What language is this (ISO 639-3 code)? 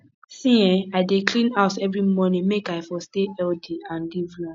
pcm